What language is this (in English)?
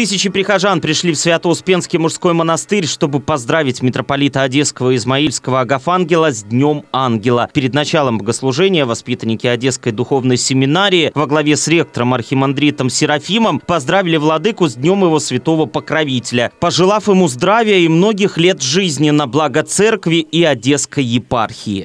Russian